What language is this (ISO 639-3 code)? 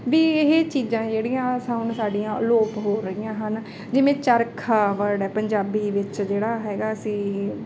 pan